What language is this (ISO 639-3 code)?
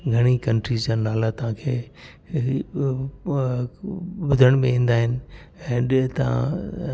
snd